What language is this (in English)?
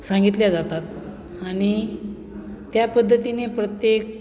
Marathi